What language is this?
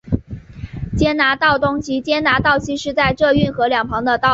Chinese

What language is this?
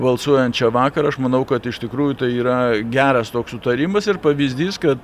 Lithuanian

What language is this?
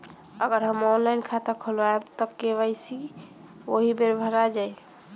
Bhojpuri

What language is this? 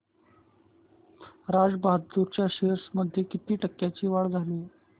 Marathi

